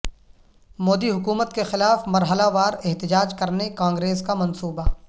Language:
Urdu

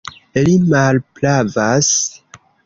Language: Esperanto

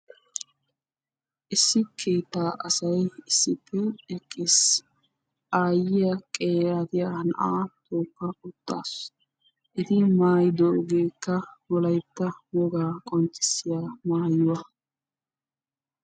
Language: Wolaytta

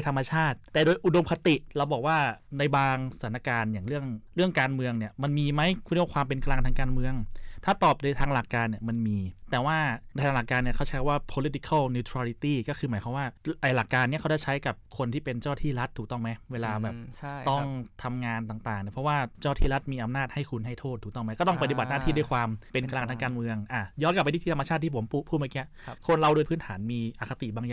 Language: Thai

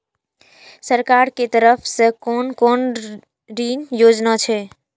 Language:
Maithili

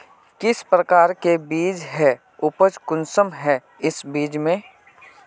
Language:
Magahi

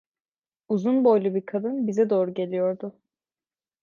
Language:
Turkish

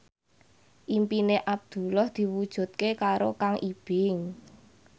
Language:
Javanese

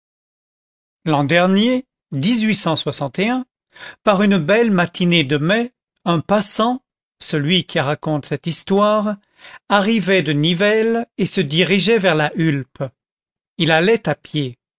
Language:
French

